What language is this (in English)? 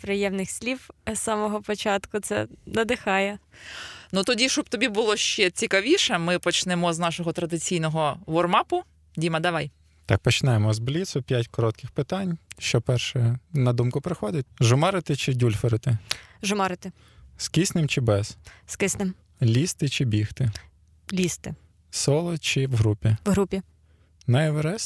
Ukrainian